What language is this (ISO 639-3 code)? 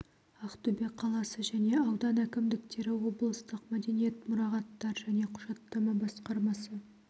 kaz